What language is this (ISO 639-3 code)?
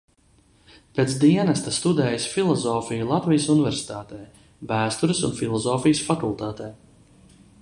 lav